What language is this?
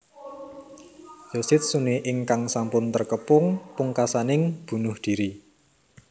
Javanese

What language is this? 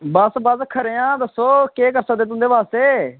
Dogri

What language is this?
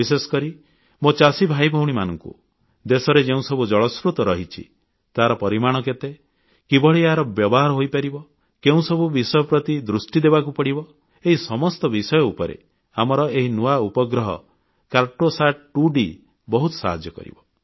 Odia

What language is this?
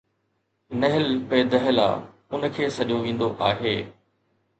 Sindhi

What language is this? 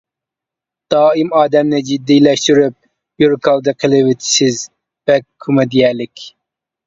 Uyghur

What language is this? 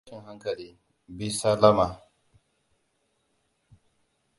Hausa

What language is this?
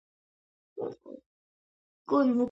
Georgian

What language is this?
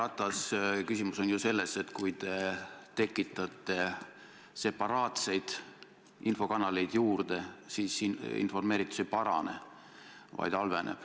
Estonian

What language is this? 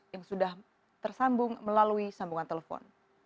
Indonesian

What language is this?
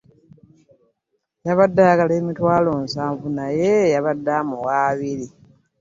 Ganda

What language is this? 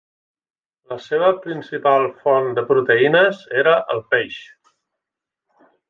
Catalan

